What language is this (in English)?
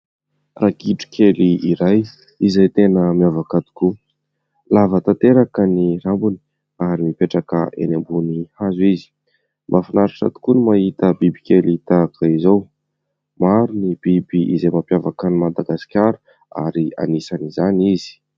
Malagasy